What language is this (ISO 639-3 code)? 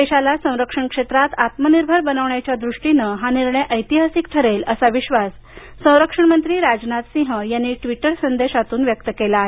mar